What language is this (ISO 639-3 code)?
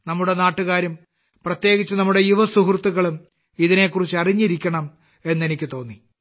mal